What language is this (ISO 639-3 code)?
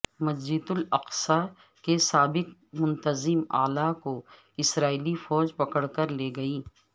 urd